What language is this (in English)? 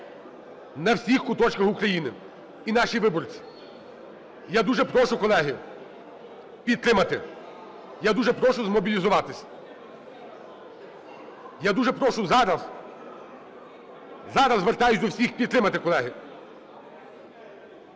Ukrainian